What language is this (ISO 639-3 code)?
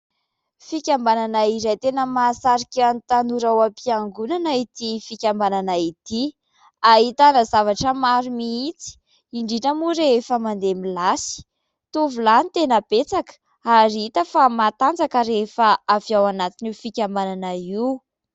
mlg